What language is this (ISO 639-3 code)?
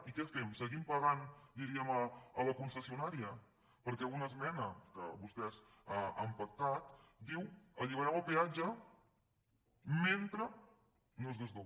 cat